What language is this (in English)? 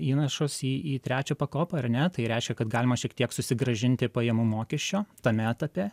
Lithuanian